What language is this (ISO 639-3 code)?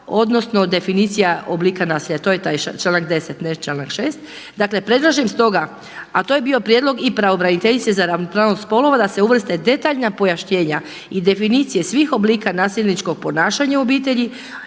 hrv